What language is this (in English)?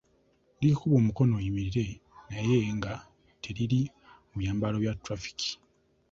Ganda